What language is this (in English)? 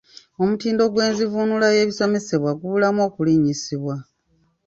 Ganda